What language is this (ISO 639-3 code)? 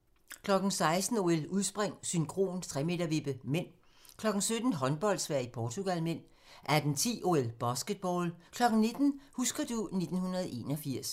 dan